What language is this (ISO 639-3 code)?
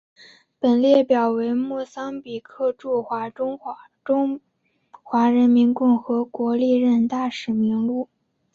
zho